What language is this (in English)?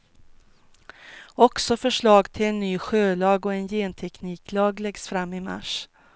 Swedish